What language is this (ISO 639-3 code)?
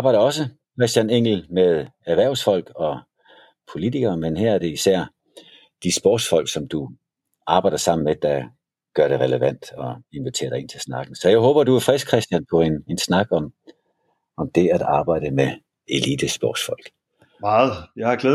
dan